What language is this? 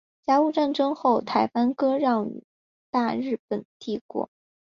Chinese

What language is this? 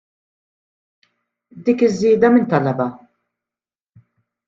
Maltese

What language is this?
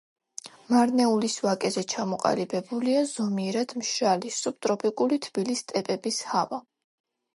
Georgian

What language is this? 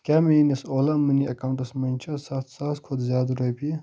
Kashmiri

